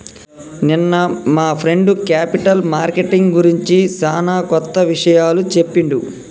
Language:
Telugu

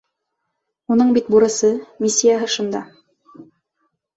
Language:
Bashkir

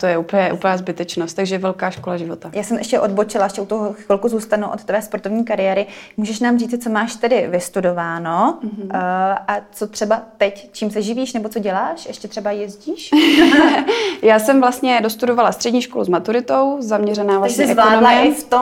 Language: Czech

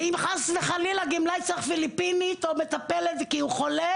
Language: Hebrew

